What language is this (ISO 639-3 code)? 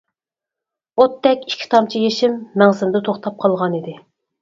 uig